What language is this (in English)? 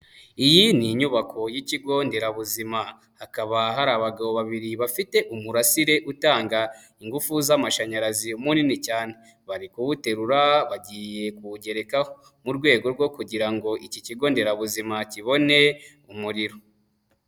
Kinyarwanda